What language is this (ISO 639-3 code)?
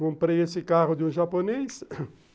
por